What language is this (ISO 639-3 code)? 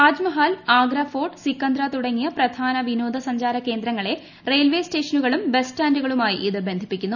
mal